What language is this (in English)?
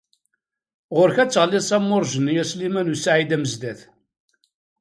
Kabyle